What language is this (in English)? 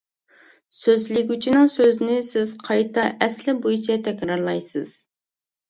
Uyghur